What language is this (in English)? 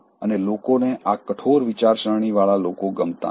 Gujarati